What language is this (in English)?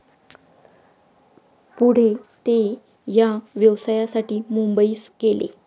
Marathi